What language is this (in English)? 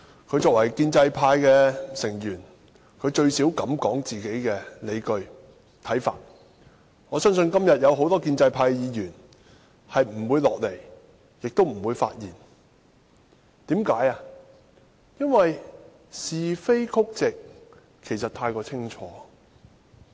Cantonese